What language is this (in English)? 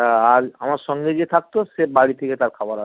Bangla